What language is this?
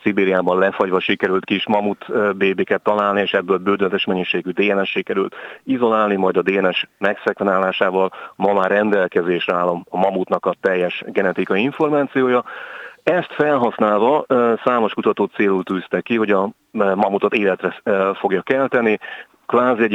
Hungarian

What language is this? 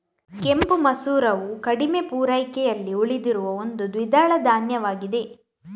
Kannada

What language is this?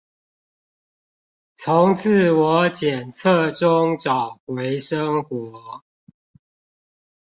Chinese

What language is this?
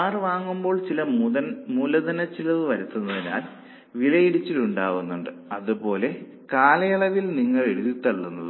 Malayalam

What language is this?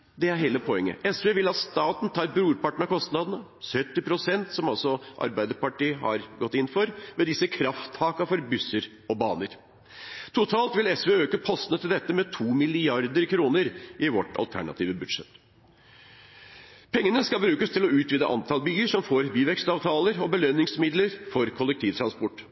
Norwegian Bokmål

